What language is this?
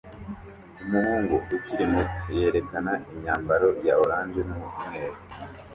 Kinyarwanda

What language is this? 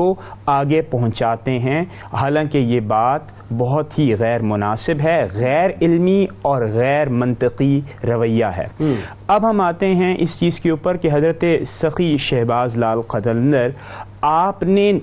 Urdu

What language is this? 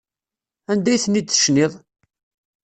Kabyle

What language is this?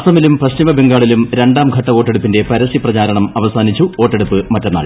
Malayalam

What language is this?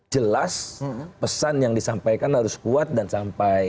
Indonesian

